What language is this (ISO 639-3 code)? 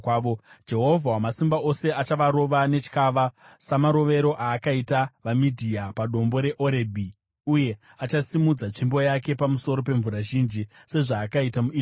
sna